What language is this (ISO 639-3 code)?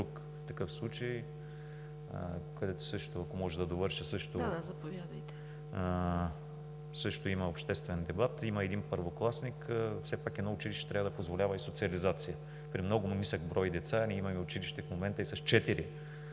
bul